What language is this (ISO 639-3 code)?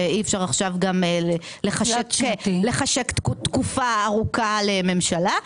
heb